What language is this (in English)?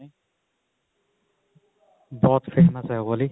Punjabi